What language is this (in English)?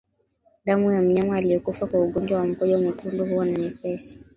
Swahili